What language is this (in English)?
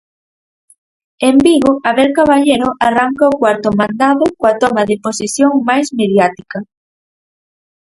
Galician